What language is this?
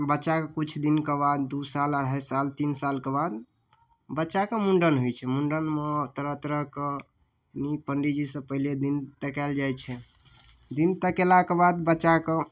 Maithili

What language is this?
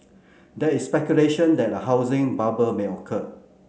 English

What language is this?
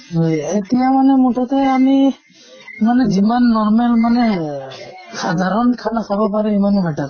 Assamese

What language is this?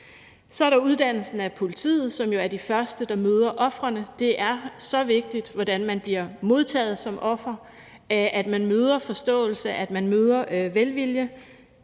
Danish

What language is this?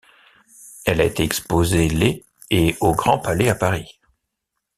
French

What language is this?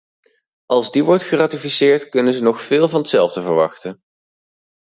Dutch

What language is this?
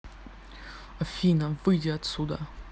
Russian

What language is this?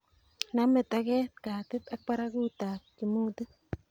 Kalenjin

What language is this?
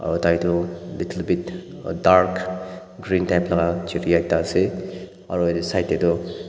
Naga Pidgin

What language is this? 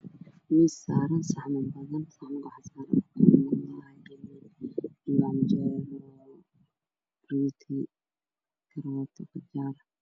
Somali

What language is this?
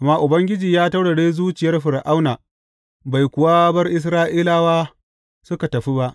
Hausa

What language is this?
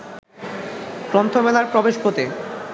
Bangla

